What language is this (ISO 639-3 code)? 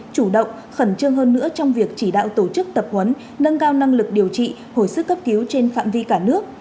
vie